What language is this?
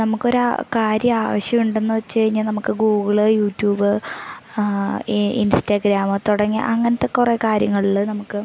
Malayalam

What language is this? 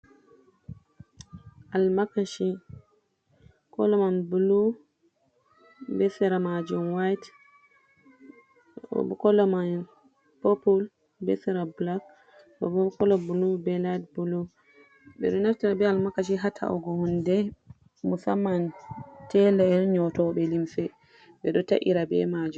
Fula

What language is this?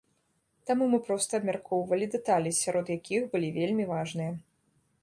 Belarusian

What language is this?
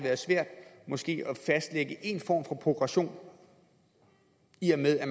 Danish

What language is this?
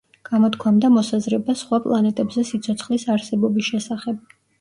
Georgian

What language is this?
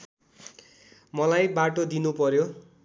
Nepali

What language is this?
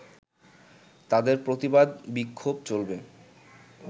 Bangla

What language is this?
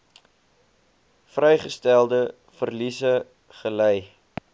Afrikaans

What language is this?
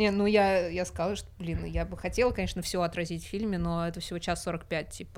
Russian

